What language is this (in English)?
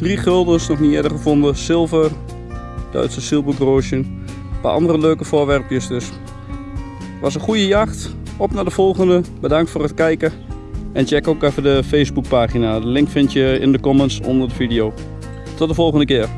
Dutch